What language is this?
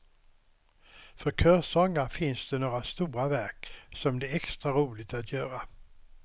Swedish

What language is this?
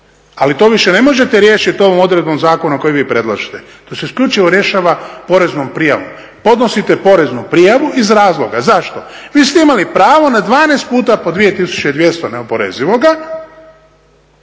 Croatian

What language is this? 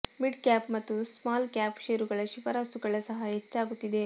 Kannada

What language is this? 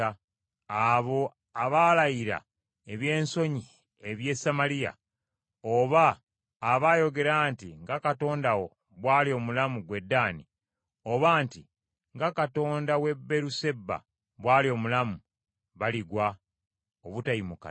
Ganda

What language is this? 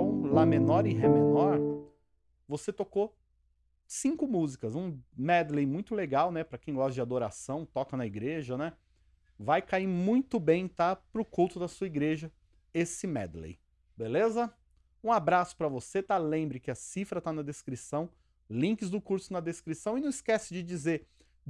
Portuguese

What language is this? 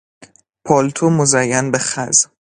Persian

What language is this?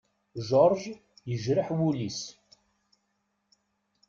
Kabyle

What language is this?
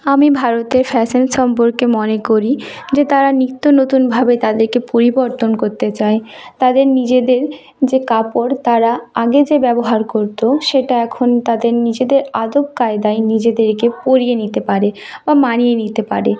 Bangla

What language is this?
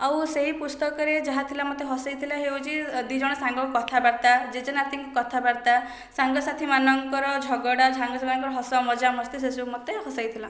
Odia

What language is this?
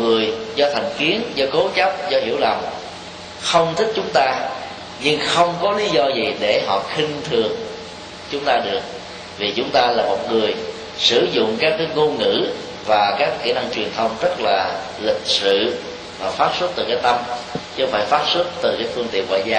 Vietnamese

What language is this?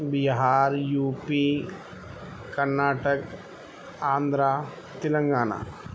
Urdu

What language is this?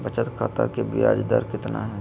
Magahi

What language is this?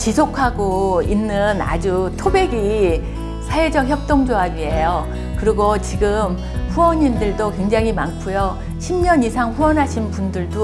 Korean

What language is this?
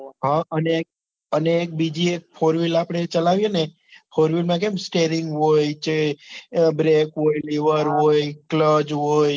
Gujarati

